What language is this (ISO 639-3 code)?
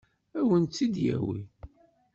kab